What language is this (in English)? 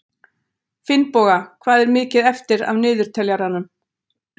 Icelandic